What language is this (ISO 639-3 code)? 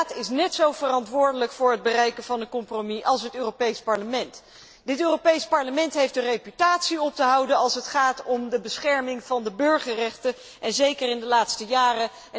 nld